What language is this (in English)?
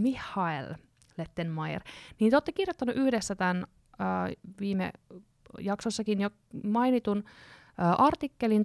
Finnish